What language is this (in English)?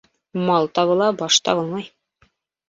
Bashkir